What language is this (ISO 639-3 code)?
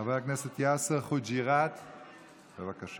heb